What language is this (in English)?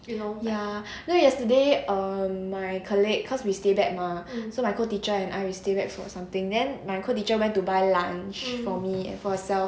English